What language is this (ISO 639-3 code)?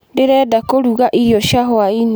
kik